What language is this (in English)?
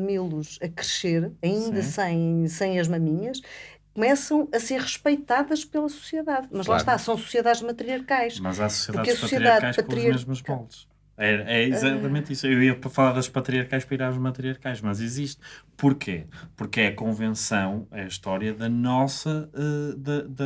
Portuguese